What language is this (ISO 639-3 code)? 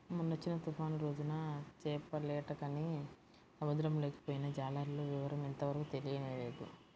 tel